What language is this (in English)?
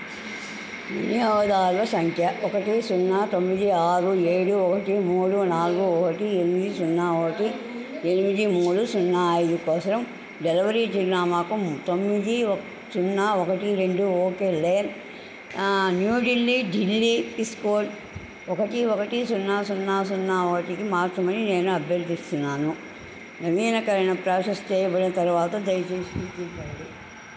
Telugu